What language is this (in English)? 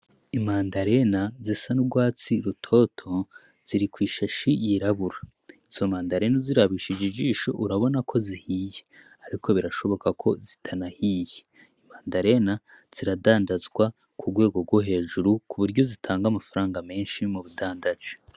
Rundi